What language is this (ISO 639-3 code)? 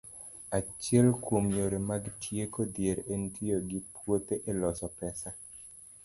luo